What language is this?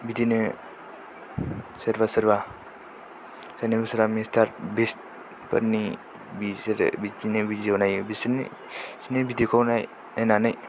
Bodo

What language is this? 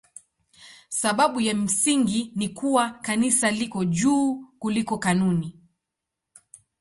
Swahili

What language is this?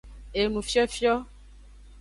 Aja (Benin)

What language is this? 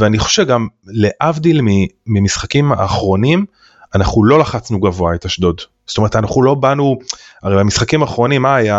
Hebrew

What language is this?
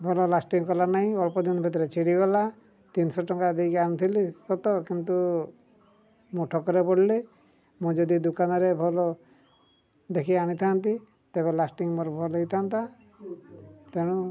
Odia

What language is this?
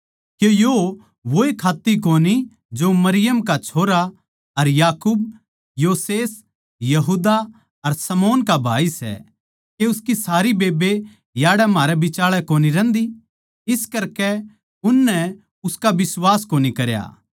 Haryanvi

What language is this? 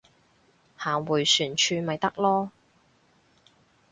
Cantonese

